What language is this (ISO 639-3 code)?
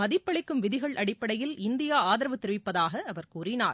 tam